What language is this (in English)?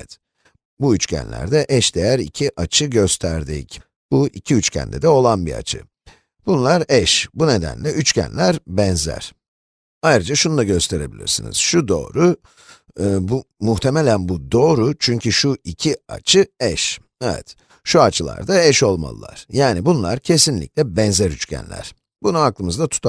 Turkish